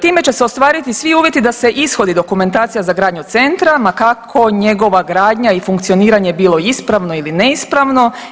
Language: Croatian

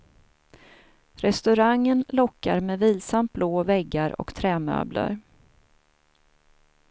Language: Swedish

